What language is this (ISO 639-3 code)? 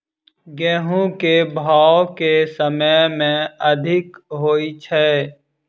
mai